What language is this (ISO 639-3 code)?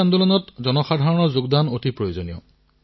asm